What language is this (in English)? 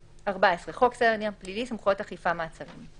Hebrew